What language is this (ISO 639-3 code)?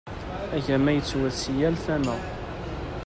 kab